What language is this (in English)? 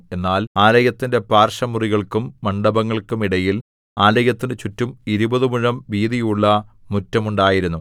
Malayalam